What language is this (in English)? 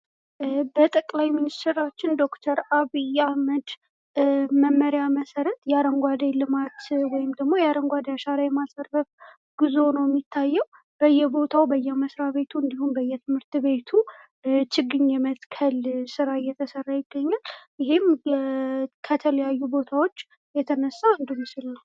Amharic